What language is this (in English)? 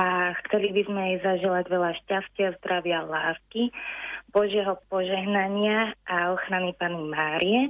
Slovak